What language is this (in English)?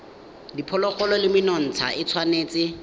Tswana